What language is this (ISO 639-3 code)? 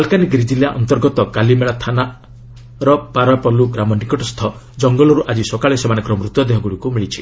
ori